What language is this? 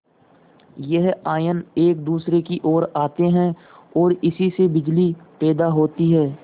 Hindi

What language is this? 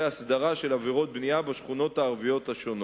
Hebrew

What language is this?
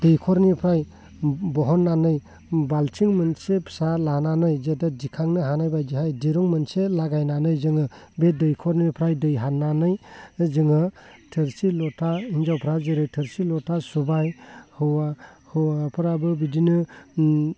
Bodo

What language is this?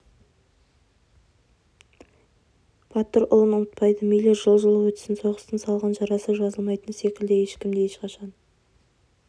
Kazakh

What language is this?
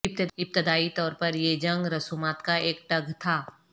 Urdu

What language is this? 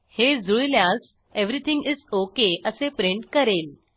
Marathi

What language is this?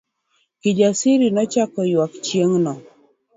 Luo (Kenya and Tanzania)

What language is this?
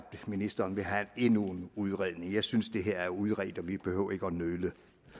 Danish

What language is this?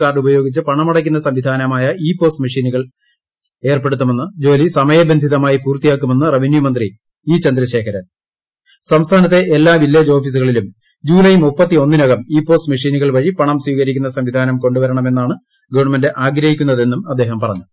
Malayalam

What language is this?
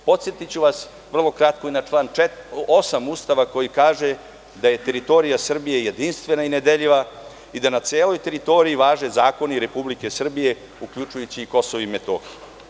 Serbian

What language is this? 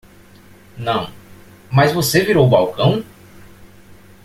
Portuguese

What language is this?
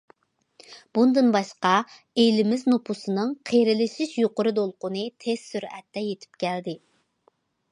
Uyghur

